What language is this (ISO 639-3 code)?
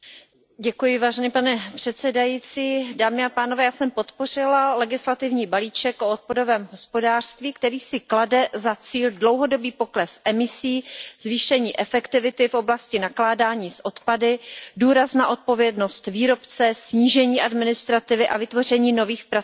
ces